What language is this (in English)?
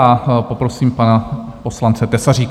Czech